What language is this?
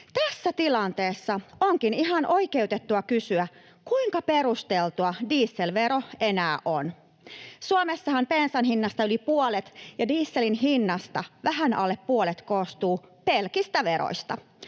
Finnish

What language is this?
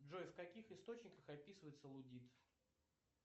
Russian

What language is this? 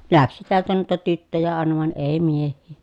Finnish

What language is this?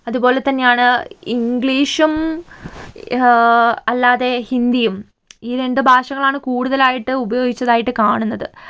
Malayalam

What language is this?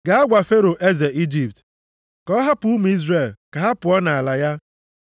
Igbo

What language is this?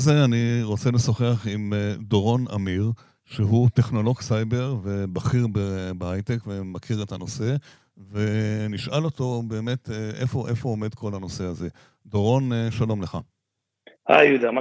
Hebrew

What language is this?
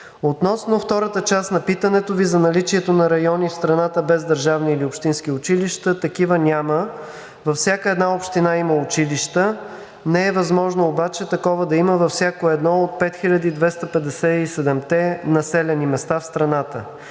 Bulgarian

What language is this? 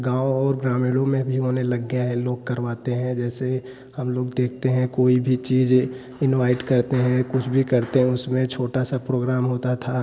Hindi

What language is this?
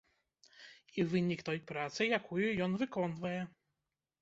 Belarusian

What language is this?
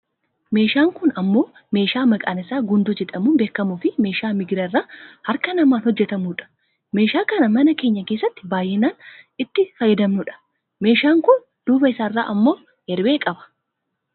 Oromo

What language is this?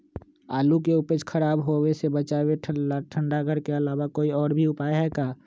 Magahi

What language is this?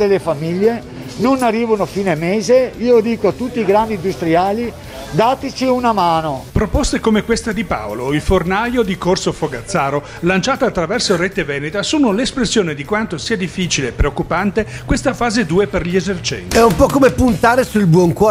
Italian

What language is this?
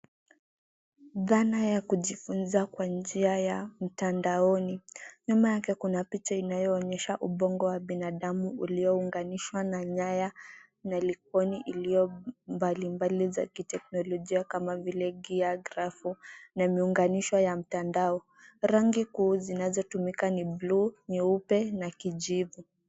Swahili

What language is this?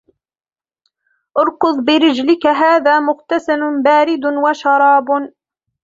Arabic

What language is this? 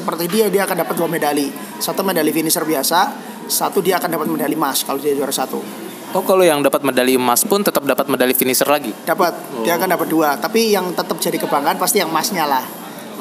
Indonesian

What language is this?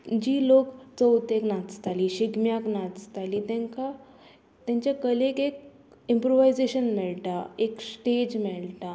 Konkani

